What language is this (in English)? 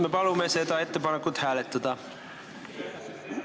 Estonian